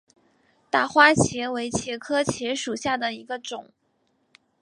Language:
Chinese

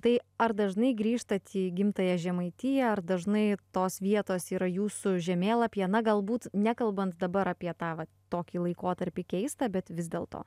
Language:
Lithuanian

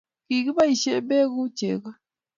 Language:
Kalenjin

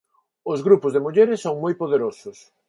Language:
Galician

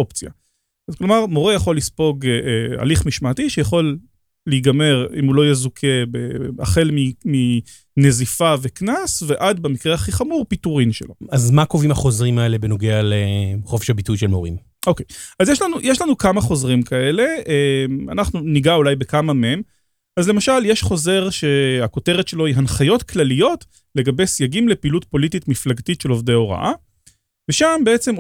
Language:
Hebrew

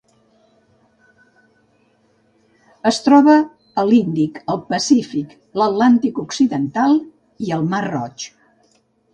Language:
Catalan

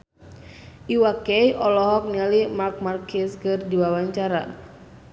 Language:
Sundanese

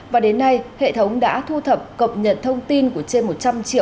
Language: Vietnamese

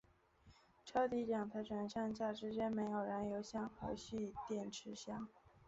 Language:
Chinese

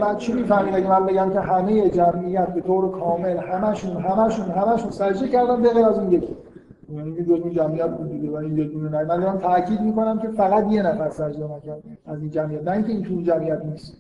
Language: Persian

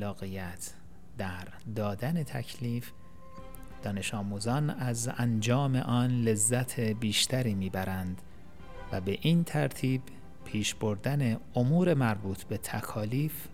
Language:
Persian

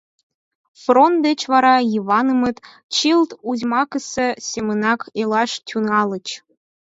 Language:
Mari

